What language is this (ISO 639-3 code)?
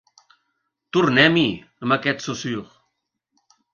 cat